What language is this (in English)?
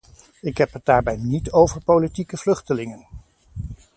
Dutch